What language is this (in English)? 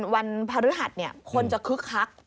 Thai